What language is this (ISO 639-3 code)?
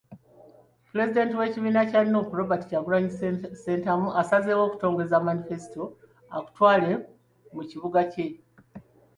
lug